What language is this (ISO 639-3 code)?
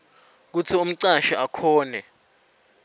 ssw